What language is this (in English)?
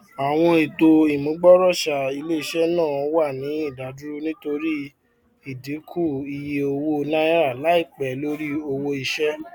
Yoruba